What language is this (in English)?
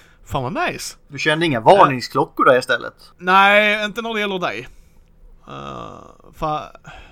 Swedish